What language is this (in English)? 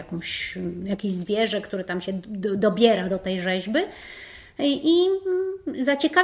Polish